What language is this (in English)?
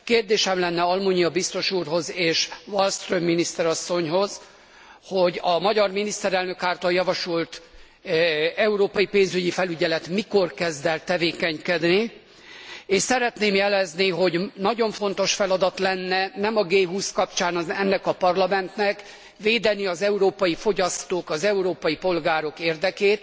Hungarian